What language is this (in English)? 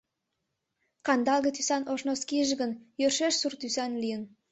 Mari